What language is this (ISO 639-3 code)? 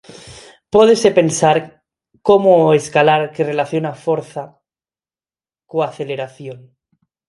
glg